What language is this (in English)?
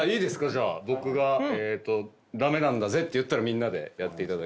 Japanese